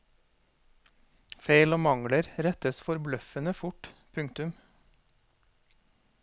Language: Norwegian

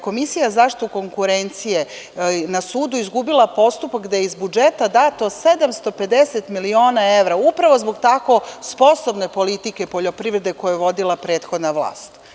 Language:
Serbian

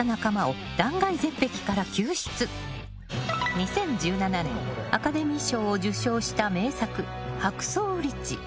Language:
Japanese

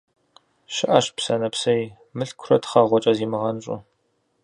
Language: Kabardian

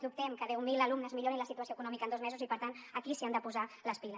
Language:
Catalan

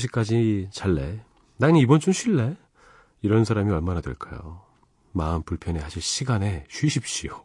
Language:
Korean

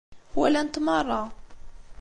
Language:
Kabyle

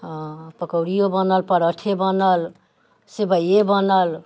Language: Maithili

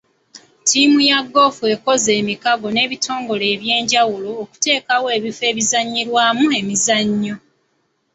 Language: Ganda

